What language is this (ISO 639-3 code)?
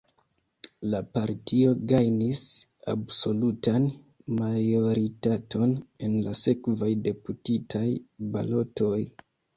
epo